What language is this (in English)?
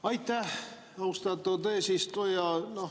Estonian